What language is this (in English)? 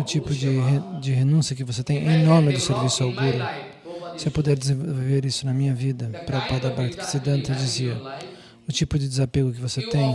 Portuguese